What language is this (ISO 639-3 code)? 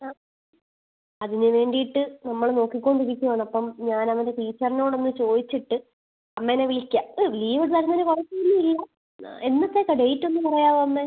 mal